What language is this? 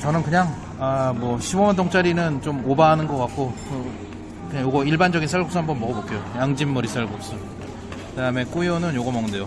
Korean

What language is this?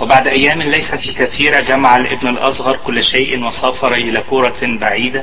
Arabic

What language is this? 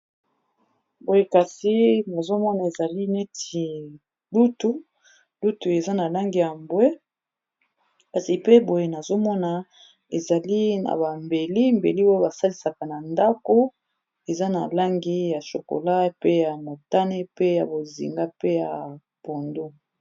Lingala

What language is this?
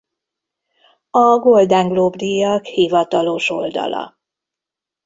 Hungarian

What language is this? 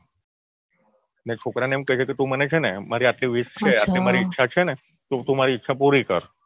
Gujarati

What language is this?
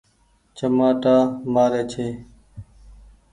Goaria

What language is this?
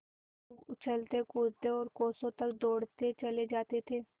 Hindi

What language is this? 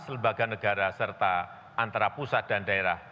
Indonesian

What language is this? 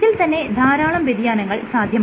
Malayalam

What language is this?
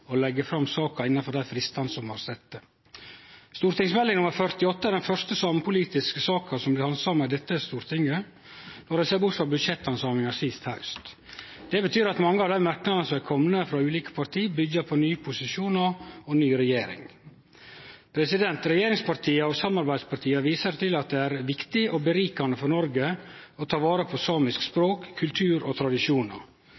Norwegian Nynorsk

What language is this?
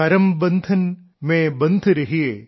Malayalam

